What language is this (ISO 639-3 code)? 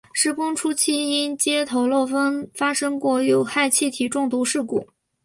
zho